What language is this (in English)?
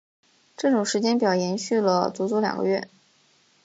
Chinese